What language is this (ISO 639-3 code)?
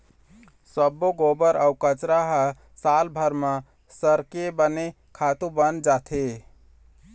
hne